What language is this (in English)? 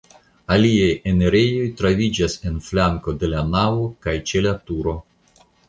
Esperanto